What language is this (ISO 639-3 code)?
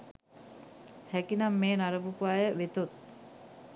sin